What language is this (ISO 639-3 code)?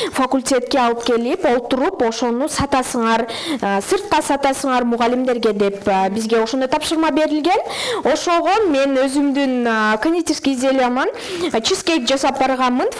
tur